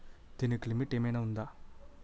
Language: Telugu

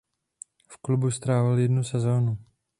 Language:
Czech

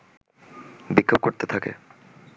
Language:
Bangla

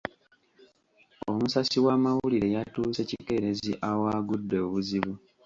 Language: Ganda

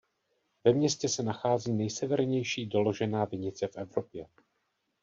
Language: Czech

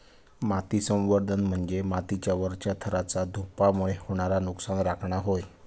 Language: Marathi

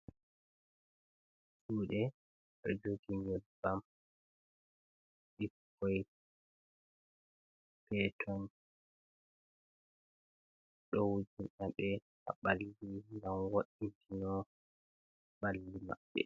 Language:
Fula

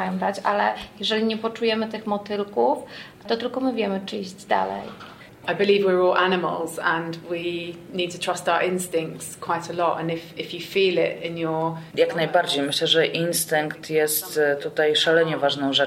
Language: Polish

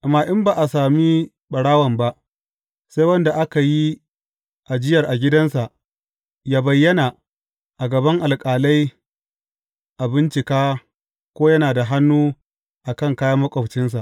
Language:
Hausa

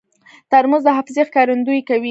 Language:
Pashto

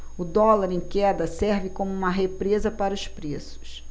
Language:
Portuguese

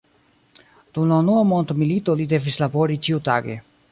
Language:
Esperanto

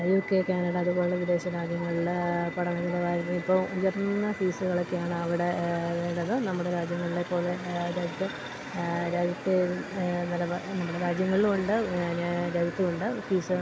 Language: Malayalam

